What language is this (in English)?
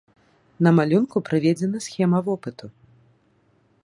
Belarusian